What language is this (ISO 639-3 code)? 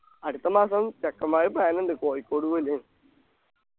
mal